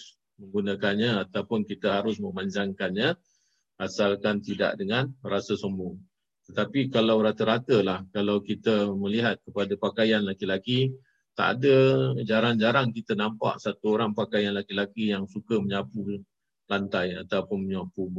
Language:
Malay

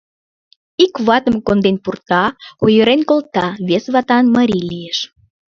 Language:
Mari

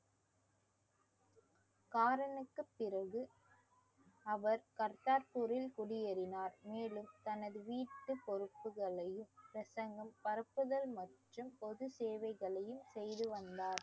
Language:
Tamil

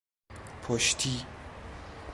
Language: Persian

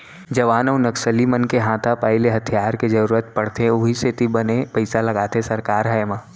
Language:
Chhattisgarhi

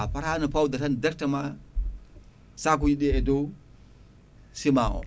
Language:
Fula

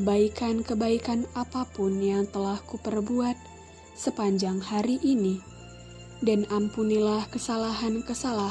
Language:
Indonesian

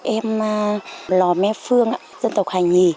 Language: Vietnamese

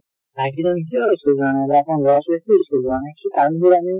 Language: Assamese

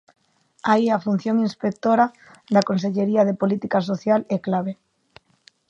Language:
Galician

